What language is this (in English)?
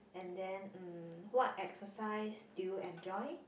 English